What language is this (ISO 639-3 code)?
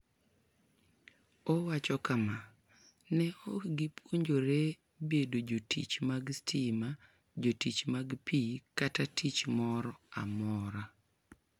luo